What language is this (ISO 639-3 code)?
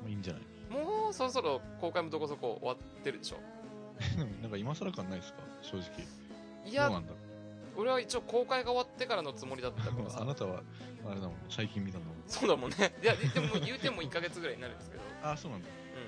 jpn